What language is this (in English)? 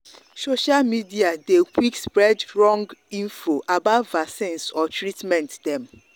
Nigerian Pidgin